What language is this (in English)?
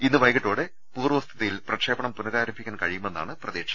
Malayalam